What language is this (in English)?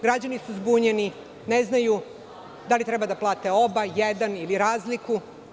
Serbian